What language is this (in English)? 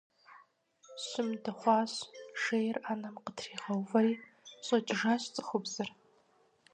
Kabardian